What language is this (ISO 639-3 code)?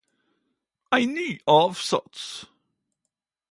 nno